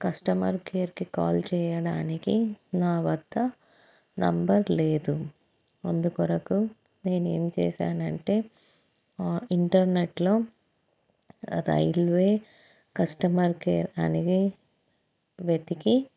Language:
Telugu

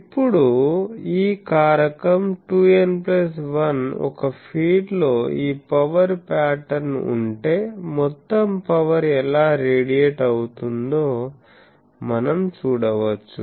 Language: Telugu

